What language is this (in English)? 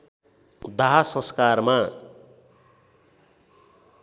Nepali